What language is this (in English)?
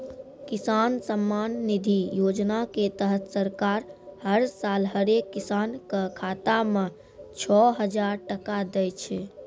Maithili